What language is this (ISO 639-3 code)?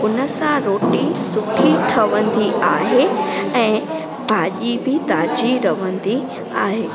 snd